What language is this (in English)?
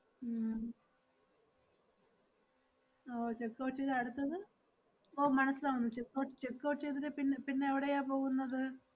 Malayalam